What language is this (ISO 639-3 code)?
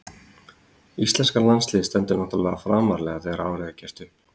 isl